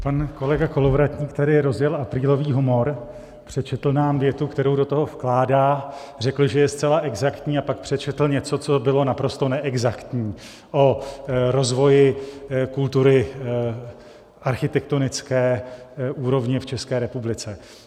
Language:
Czech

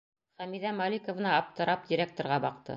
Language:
Bashkir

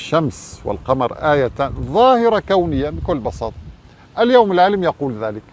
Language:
Arabic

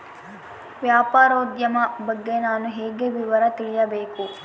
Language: Kannada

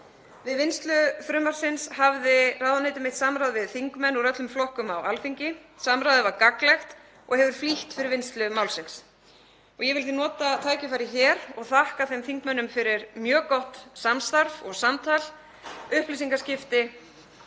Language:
Icelandic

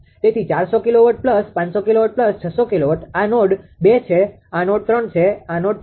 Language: Gujarati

